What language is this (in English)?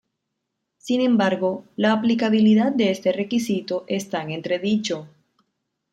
Spanish